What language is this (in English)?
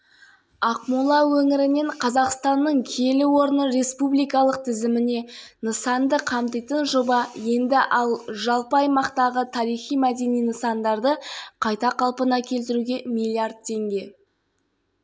Kazakh